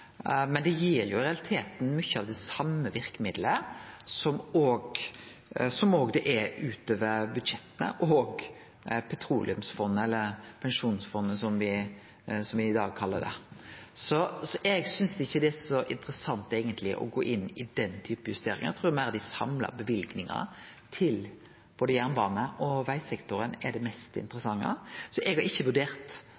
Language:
Norwegian Nynorsk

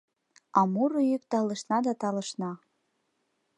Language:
Mari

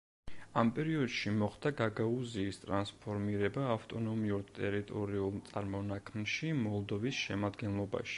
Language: Georgian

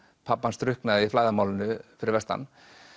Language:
Icelandic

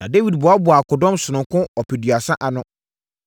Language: Akan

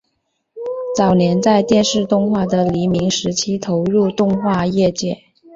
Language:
Chinese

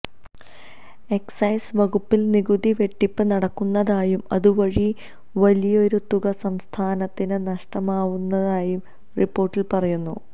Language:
Malayalam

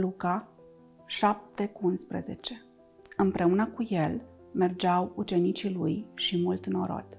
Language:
Romanian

